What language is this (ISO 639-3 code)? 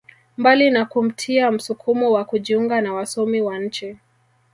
swa